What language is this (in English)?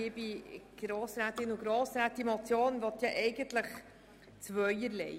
Swiss German